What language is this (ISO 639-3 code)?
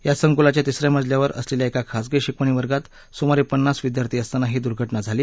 mar